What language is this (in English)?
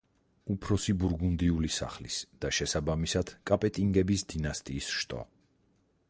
Georgian